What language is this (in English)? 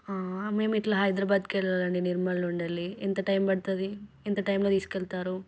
Telugu